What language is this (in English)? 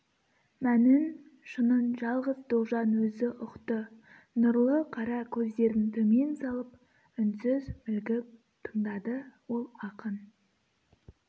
Kazakh